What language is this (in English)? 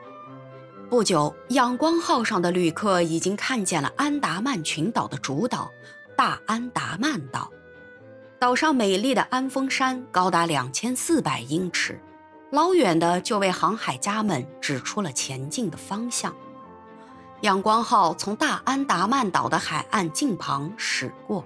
Chinese